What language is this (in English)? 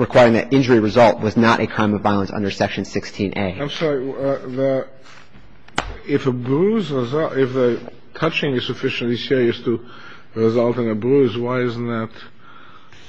English